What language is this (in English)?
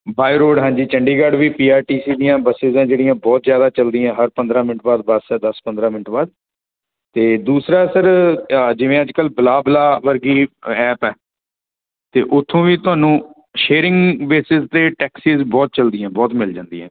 Punjabi